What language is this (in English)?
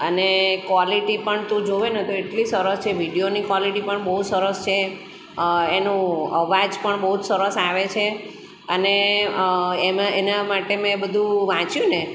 Gujarati